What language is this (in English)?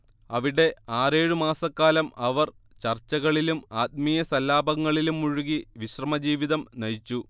Malayalam